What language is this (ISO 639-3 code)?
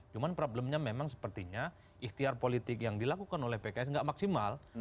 ind